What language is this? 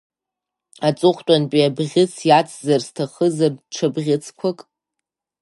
Abkhazian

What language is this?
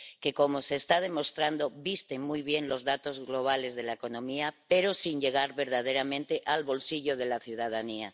Spanish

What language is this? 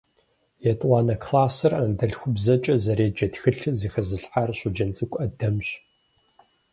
Kabardian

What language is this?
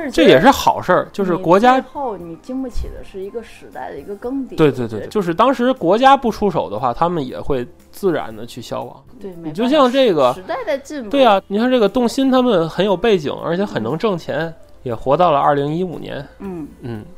Chinese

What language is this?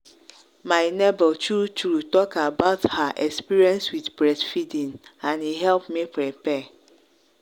Nigerian Pidgin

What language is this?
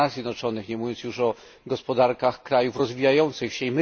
Polish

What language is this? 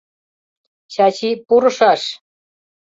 Mari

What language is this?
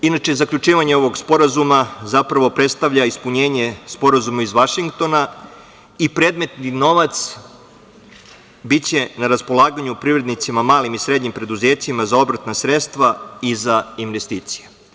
Serbian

